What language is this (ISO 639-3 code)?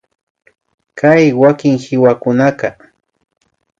qvi